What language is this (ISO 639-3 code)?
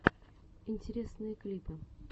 rus